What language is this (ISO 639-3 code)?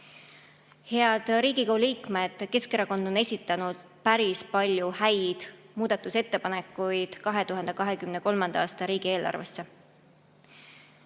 est